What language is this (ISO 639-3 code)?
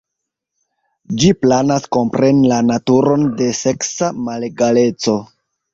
epo